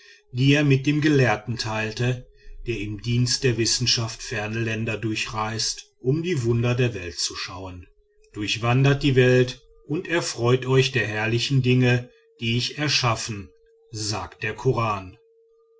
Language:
German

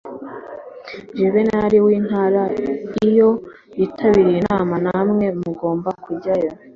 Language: Kinyarwanda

